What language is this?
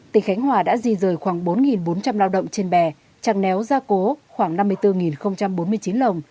Vietnamese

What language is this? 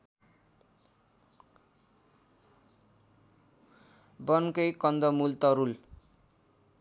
Nepali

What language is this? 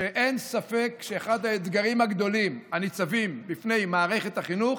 Hebrew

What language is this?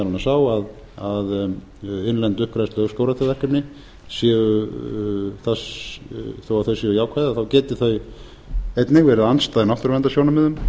Icelandic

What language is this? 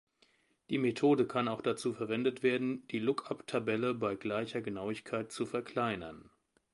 German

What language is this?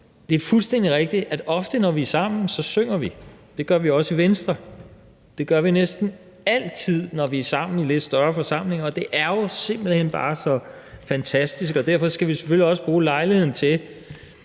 Danish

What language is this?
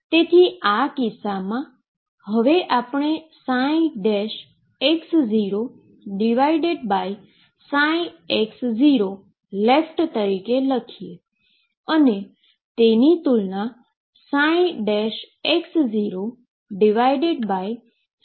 Gujarati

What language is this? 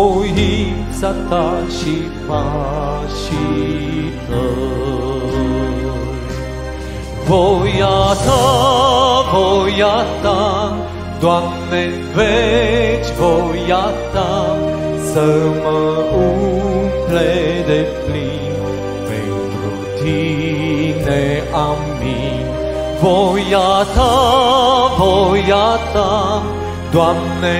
Romanian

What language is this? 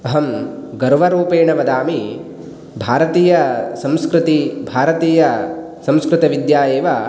Sanskrit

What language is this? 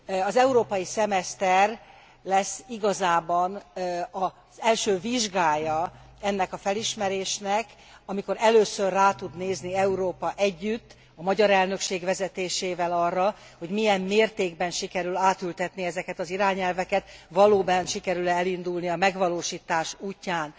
Hungarian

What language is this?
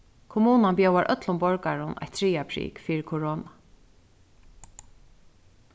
Faroese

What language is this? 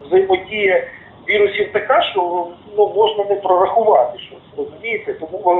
Ukrainian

